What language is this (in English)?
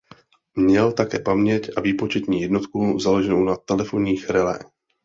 Czech